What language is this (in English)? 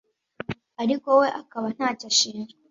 Kinyarwanda